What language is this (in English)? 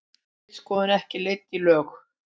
Icelandic